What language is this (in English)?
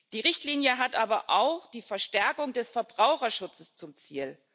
German